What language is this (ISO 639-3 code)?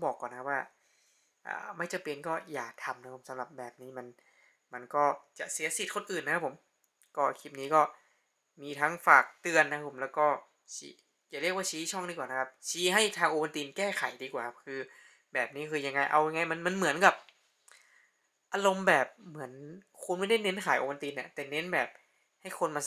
tha